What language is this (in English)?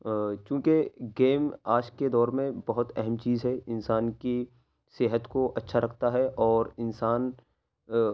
Urdu